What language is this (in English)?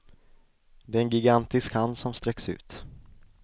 Swedish